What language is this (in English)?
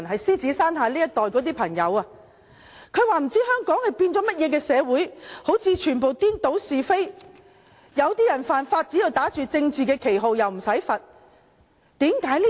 Cantonese